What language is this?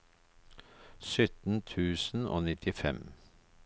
Norwegian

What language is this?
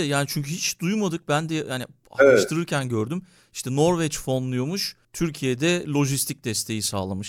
Turkish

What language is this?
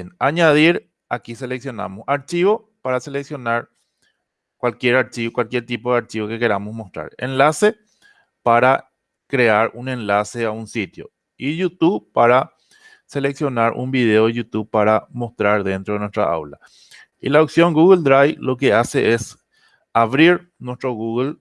Spanish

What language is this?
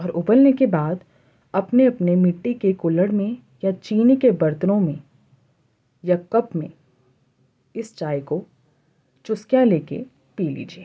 Urdu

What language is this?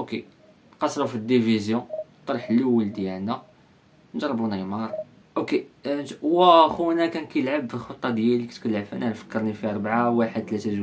Arabic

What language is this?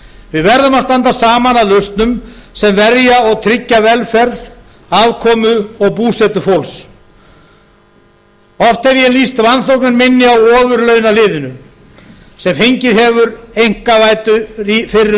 Icelandic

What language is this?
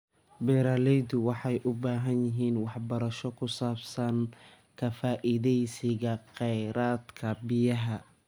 Somali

